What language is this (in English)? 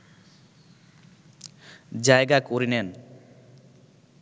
Bangla